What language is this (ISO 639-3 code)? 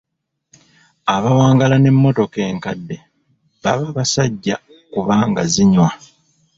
lug